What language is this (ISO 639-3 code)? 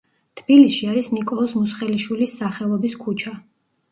kat